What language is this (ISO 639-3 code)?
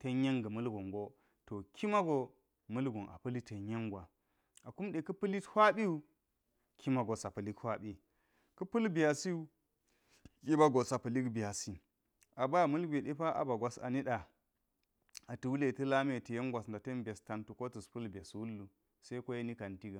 gyz